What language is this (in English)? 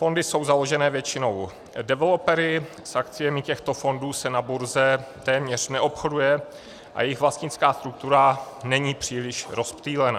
Czech